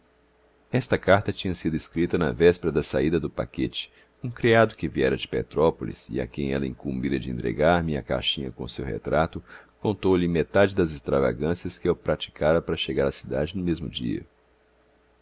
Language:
Portuguese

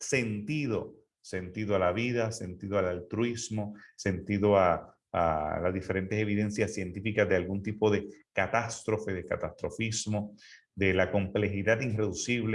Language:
Spanish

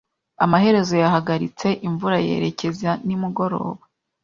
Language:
Kinyarwanda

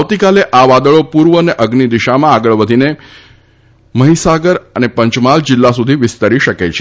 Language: Gujarati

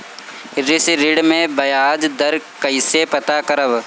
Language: Bhojpuri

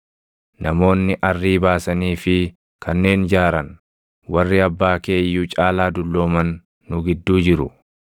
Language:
Oromo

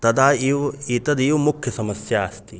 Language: Sanskrit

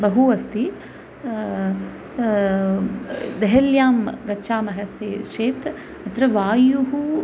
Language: Sanskrit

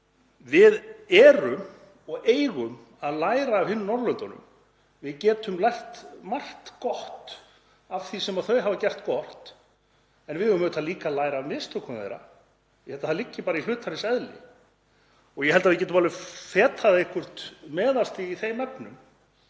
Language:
Icelandic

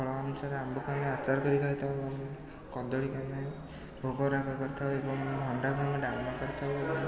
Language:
Odia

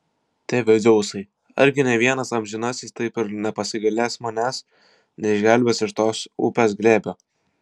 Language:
Lithuanian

